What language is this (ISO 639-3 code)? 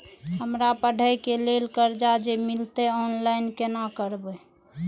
mai